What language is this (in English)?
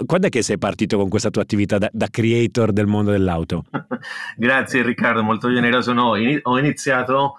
Italian